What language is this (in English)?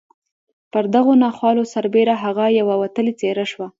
Pashto